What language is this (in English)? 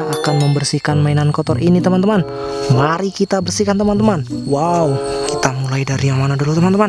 Indonesian